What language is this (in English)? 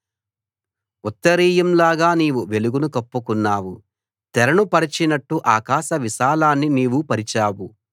Telugu